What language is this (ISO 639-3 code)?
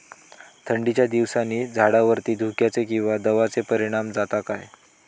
mar